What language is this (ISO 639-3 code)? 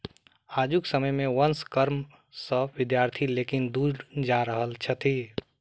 mai